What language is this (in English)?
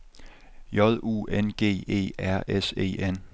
Danish